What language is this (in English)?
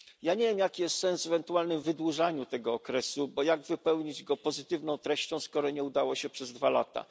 Polish